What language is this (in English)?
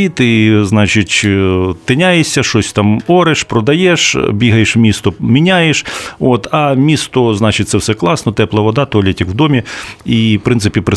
Ukrainian